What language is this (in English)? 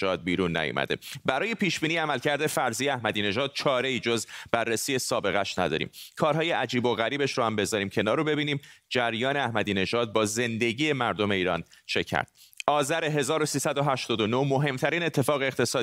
Persian